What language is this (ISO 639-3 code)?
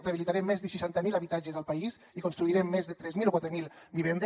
cat